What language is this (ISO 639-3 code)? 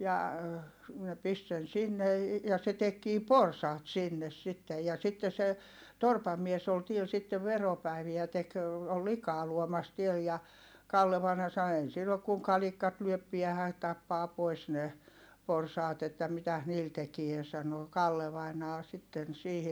fin